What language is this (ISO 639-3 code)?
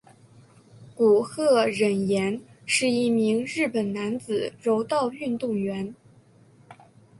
zho